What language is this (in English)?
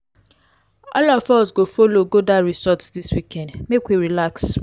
Nigerian Pidgin